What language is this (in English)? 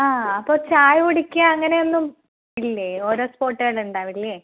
Malayalam